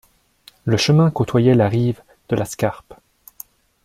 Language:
French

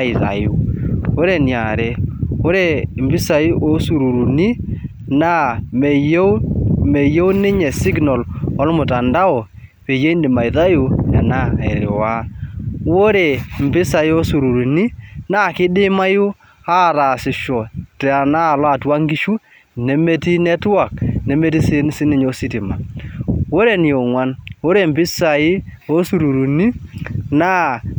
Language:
Masai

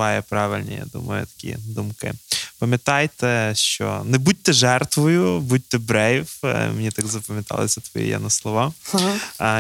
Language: Ukrainian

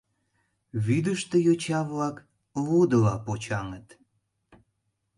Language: Mari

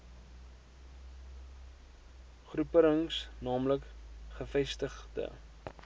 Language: Afrikaans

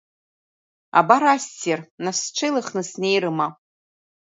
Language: Abkhazian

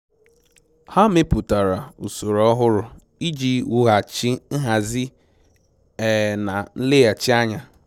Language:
Igbo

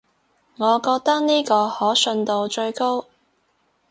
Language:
Cantonese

